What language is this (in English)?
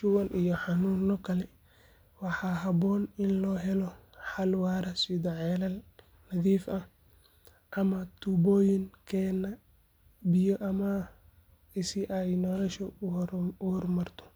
Somali